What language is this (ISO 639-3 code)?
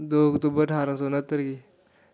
doi